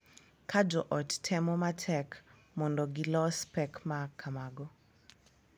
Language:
Luo (Kenya and Tanzania)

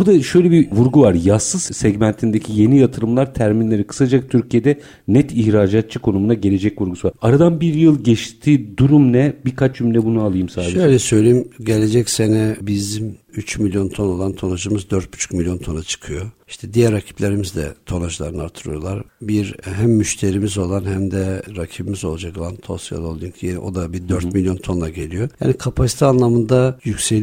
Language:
Turkish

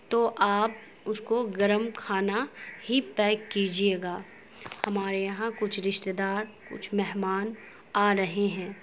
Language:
Urdu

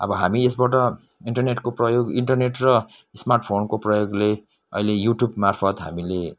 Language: Nepali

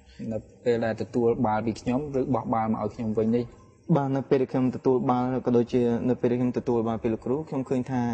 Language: Vietnamese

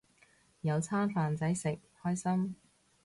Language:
Cantonese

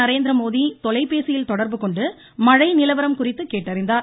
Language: Tamil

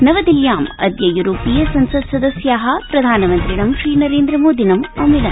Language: Sanskrit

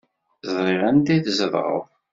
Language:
Kabyle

